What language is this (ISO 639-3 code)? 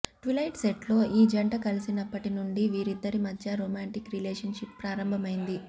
tel